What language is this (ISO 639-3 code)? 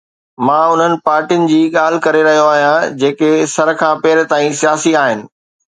snd